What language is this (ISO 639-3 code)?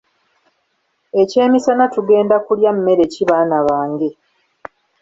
lug